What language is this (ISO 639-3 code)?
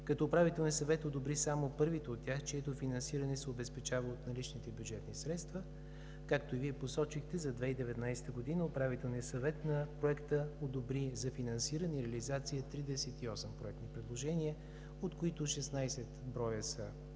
bul